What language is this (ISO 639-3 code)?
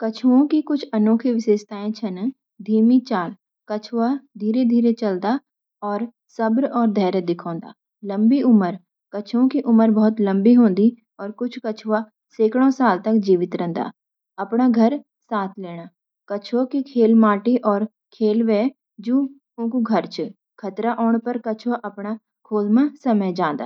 gbm